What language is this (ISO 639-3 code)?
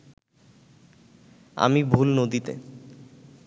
ben